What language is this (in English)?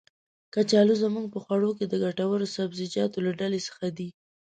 Pashto